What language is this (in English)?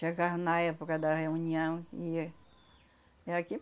Portuguese